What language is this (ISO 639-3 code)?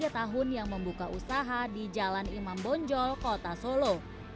ind